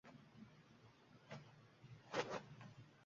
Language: Uzbek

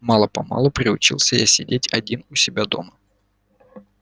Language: Russian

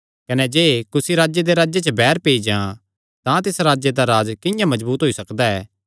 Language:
Kangri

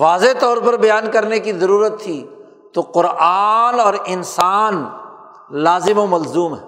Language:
Urdu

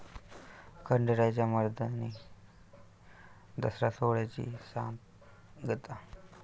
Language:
Marathi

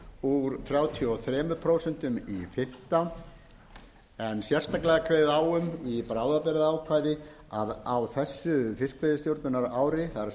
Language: Icelandic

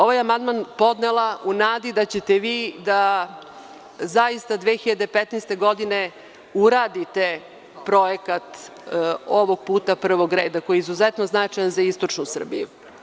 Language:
Serbian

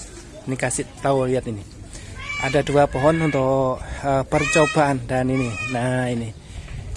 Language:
Indonesian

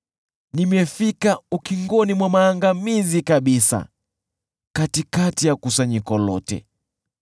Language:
Swahili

